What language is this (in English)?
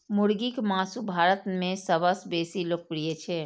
Maithili